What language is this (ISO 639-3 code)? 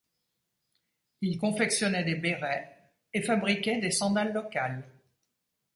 fra